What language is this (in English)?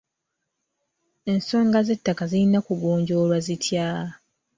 Ganda